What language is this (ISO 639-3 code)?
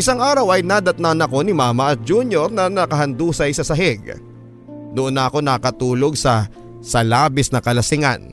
fil